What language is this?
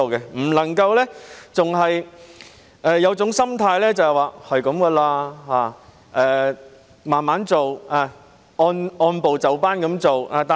Cantonese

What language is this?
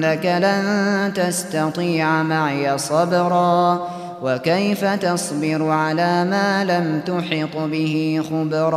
Arabic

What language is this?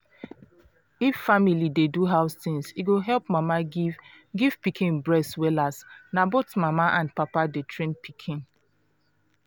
Nigerian Pidgin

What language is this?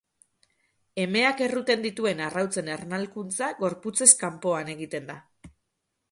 Basque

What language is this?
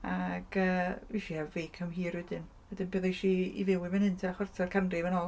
Welsh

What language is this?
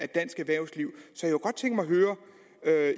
Danish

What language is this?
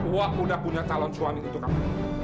Indonesian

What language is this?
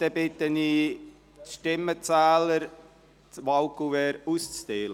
Swiss German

